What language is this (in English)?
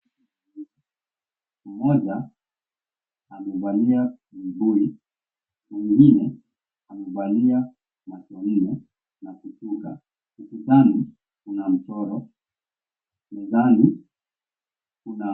Swahili